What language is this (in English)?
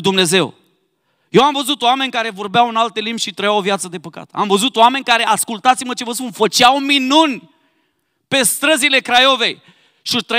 Romanian